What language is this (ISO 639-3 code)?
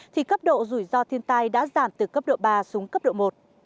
vie